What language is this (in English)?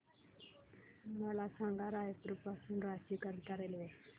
Marathi